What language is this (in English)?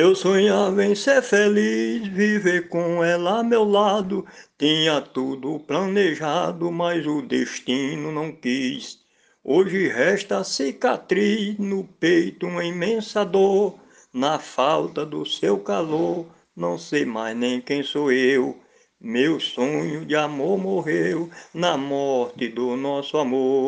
Portuguese